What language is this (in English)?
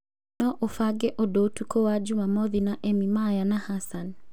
Kikuyu